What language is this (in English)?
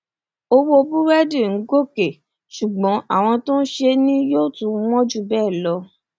Yoruba